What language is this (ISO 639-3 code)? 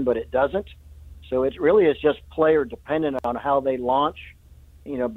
eng